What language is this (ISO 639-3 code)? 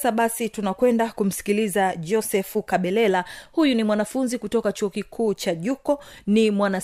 swa